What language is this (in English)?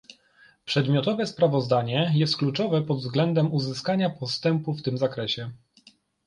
Polish